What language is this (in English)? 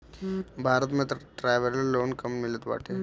Bhojpuri